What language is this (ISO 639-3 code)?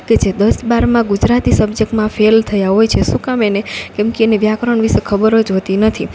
guj